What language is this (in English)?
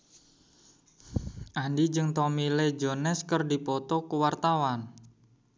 Sundanese